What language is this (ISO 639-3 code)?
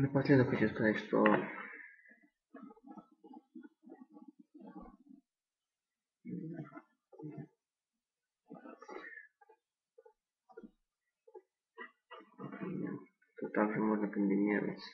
rus